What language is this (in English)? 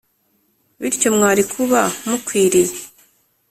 Kinyarwanda